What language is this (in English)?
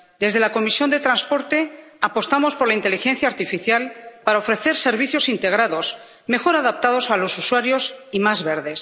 Spanish